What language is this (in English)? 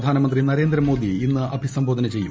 Malayalam